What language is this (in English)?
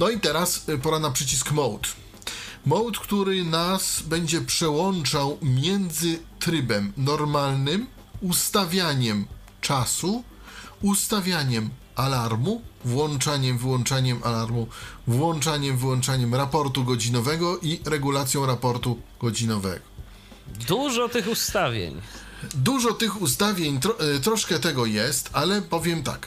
Polish